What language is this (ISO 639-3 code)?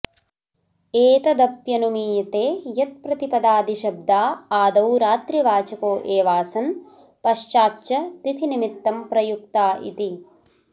san